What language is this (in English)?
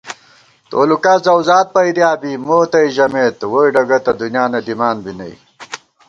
Gawar-Bati